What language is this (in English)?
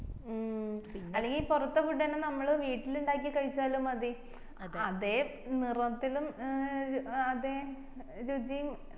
Malayalam